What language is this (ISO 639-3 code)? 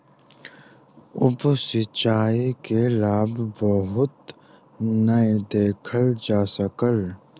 mai